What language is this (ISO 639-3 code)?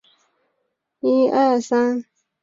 zho